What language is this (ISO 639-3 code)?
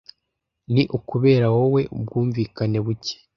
kin